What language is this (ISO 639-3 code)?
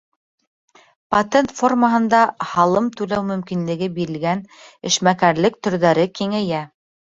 bak